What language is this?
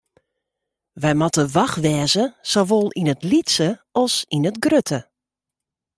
Western Frisian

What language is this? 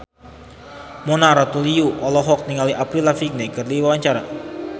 Sundanese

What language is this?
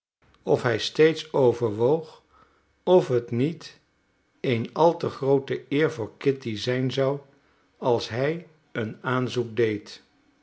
Dutch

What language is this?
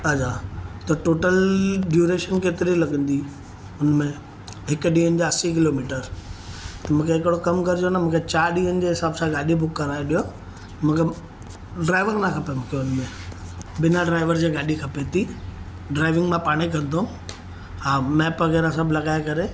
Sindhi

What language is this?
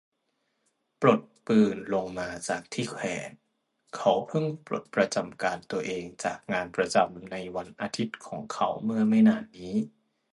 Thai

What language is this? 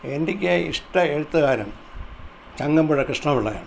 Malayalam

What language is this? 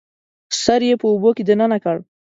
Pashto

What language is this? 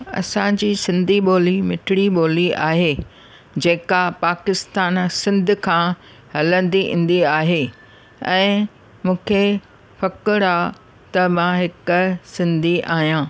Sindhi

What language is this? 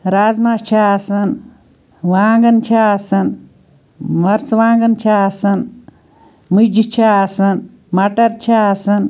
Kashmiri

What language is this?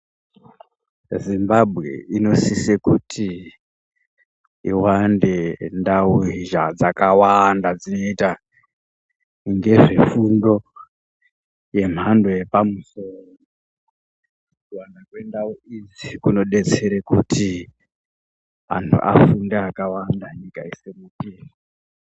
Ndau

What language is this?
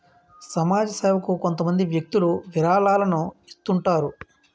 Telugu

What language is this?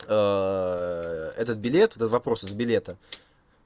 Russian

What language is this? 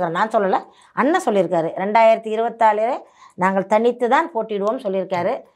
Tamil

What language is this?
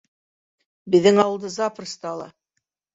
Bashkir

